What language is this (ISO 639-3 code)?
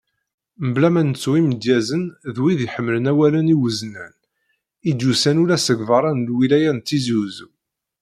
kab